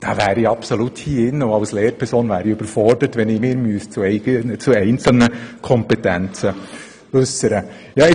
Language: Swiss German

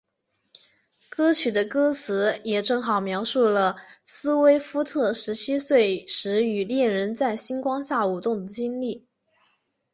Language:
Chinese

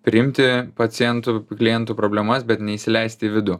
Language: Lithuanian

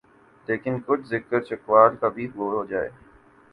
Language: Urdu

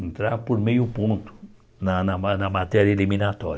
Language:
Portuguese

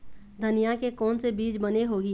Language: Chhattisgarhi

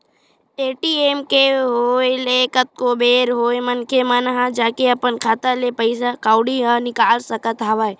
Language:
Chhattisgarhi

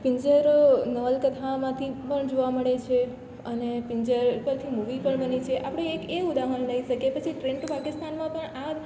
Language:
Gujarati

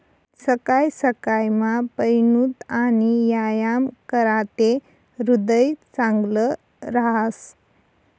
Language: Marathi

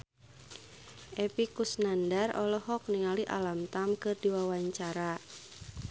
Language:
Sundanese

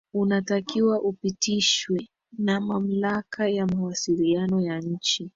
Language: Swahili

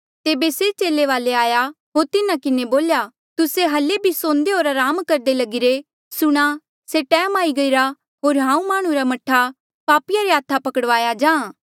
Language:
Mandeali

